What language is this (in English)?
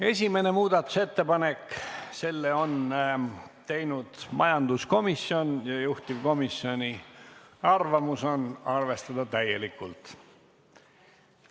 Estonian